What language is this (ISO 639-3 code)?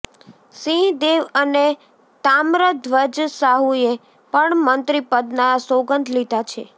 guj